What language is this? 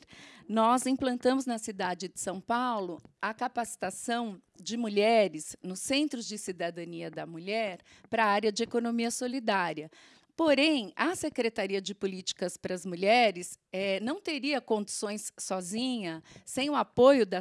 Portuguese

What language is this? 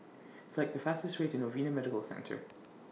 English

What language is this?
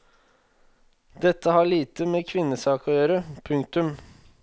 Norwegian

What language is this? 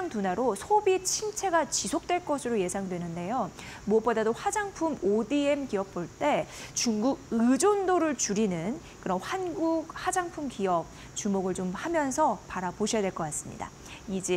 Korean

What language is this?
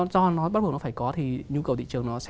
Vietnamese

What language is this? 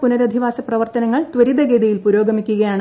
Malayalam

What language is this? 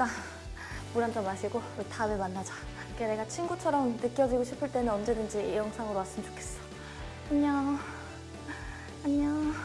Korean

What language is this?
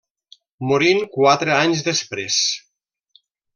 Catalan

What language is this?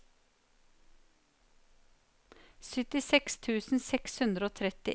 Norwegian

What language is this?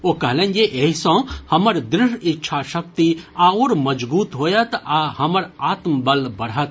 Maithili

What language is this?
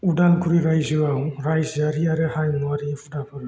Bodo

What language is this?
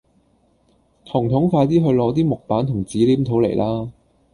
Cantonese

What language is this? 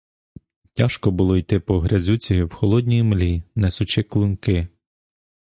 Ukrainian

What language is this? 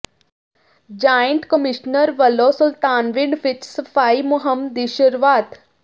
Punjabi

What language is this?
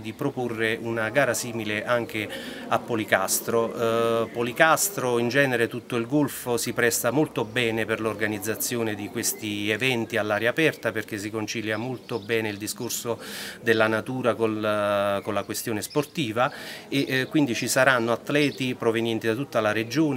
Italian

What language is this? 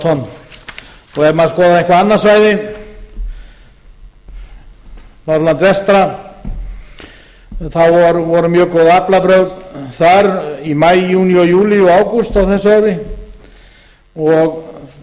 Icelandic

